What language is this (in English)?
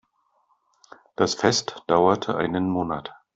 German